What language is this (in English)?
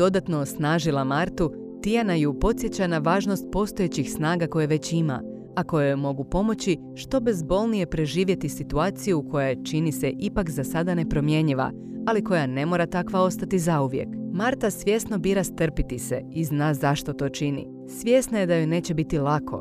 Croatian